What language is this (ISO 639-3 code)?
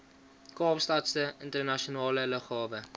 afr